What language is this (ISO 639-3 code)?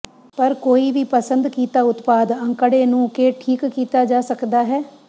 pan